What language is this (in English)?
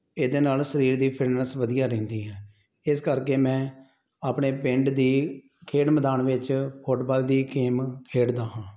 Punjabi